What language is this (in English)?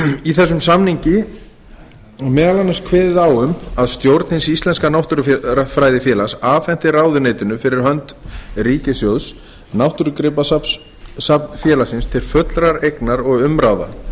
Icelandic